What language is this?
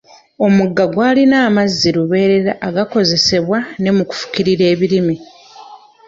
Ganda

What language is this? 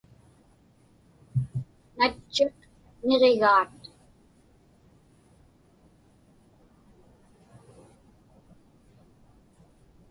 Inupiaq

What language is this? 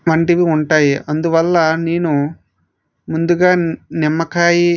Telugu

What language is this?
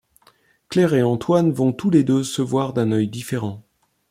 French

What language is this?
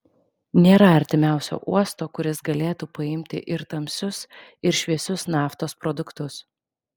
Lithuanian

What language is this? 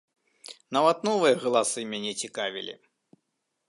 Belarusian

